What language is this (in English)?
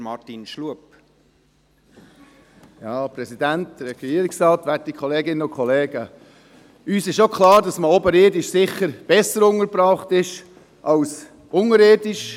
Swiss German